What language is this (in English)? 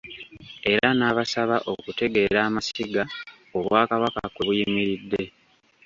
Ganda